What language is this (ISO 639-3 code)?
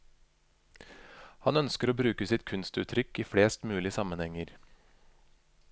nor